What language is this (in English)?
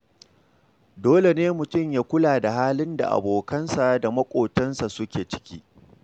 Hausa